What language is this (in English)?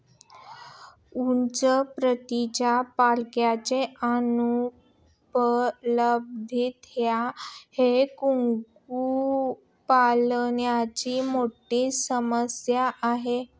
Marathi